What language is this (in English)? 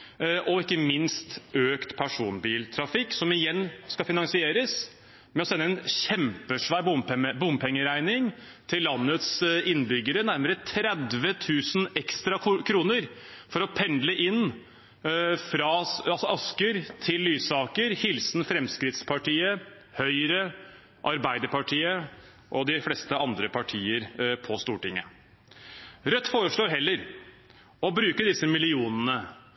Norwegian Bokmål